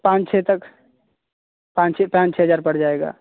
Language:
Hindi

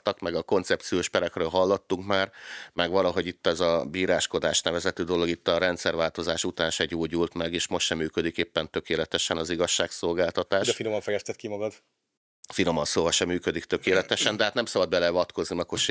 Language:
Hungarian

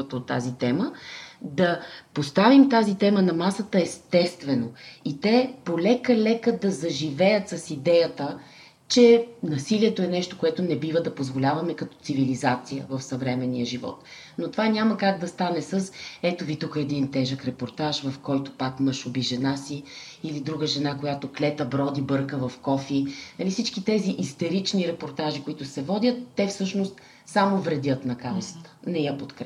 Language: Bulgarian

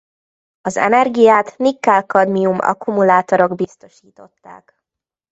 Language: Hungarian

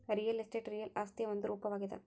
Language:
Kannada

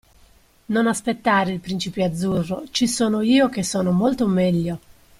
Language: Italian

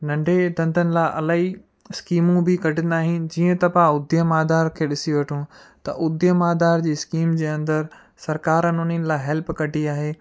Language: Sindhi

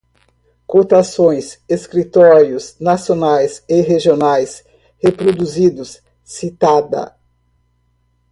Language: Portuguese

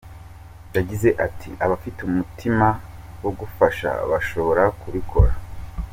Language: Kinyarwanda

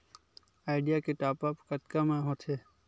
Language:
Chhattisgarhi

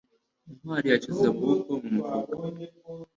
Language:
Kinyarwanda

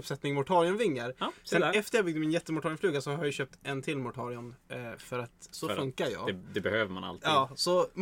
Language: Swedish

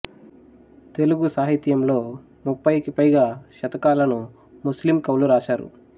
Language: Telugu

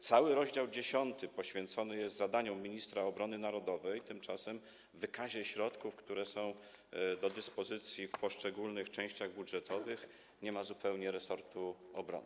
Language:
Polish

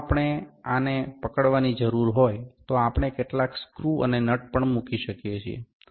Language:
Gujarati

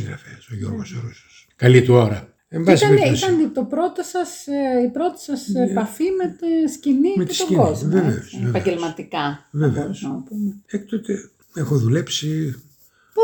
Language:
Greek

